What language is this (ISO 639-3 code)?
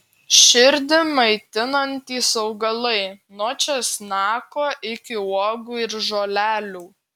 lit